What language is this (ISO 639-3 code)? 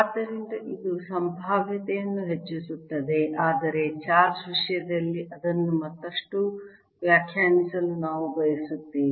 kan